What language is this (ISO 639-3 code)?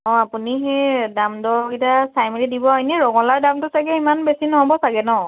asm